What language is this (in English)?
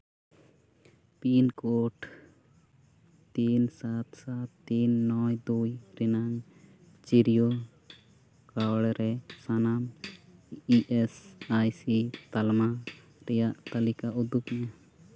Santali